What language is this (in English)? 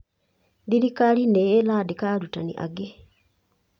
Kikuyu